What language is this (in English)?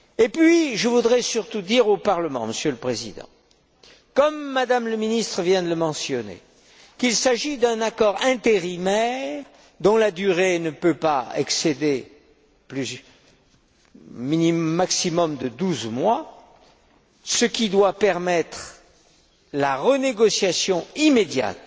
French